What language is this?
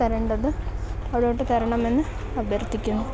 Malayalam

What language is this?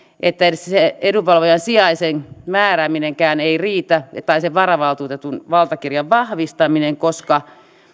Finnish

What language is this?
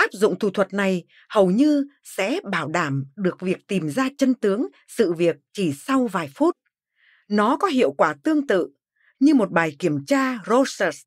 Vietnamese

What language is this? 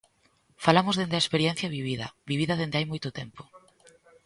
Galician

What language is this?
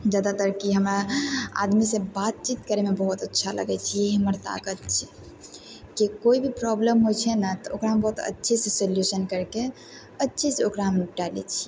Maithili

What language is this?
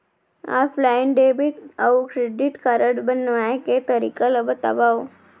Chhattisgarhi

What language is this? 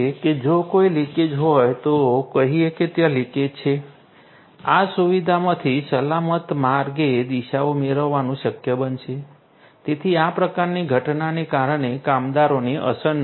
Gujarati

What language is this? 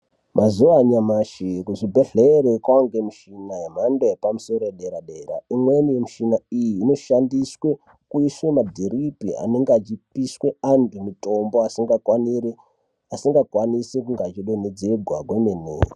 Ndau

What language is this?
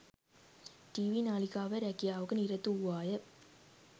Sinhala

